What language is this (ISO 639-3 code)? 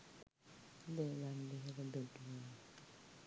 sin